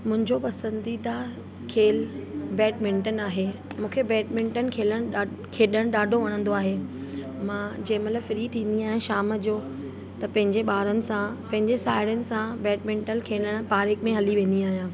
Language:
Sindhi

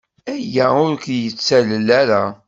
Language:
Kabyle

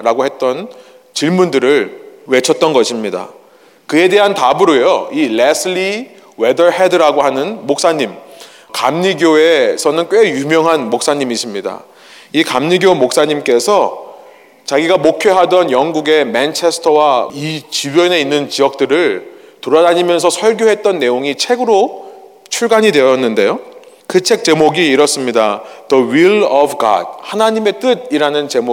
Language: Korean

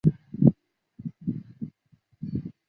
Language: Chinese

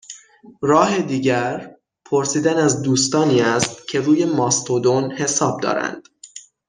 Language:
Persian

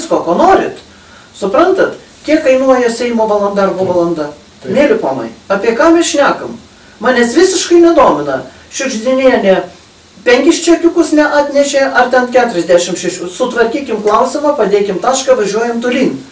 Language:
Lithuanian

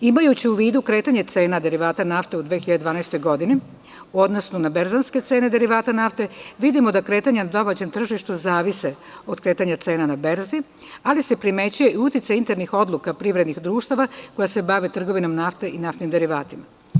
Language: Serbian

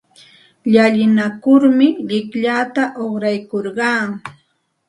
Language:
Santa Ana de Tusi Pasco Quechua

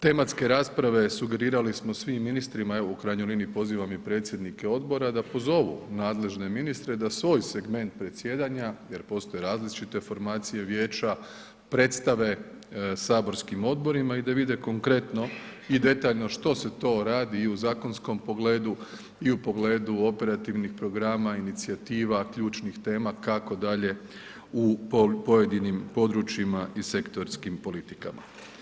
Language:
Croatian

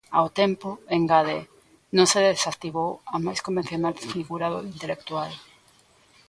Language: Galician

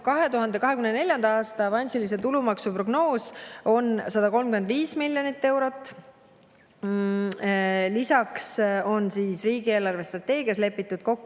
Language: Estonian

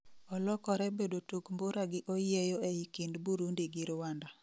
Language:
Luo (Kenya and Tanzania)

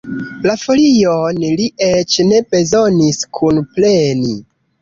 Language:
Esperanto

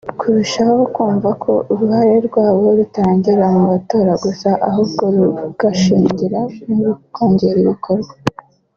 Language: Kinyarwanda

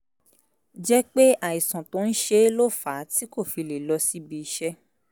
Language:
Yoruba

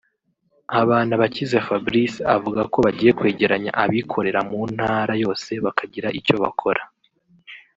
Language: Kinyarwanda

